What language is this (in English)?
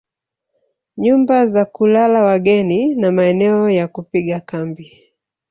Swahili